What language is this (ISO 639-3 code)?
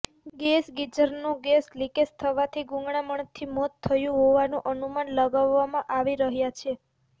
guj